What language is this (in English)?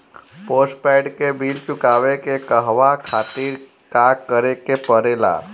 Bhojpuri